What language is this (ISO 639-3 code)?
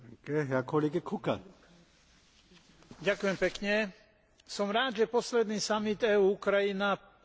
slk